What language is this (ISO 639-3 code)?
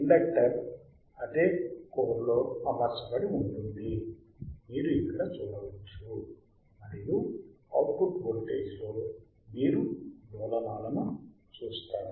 tel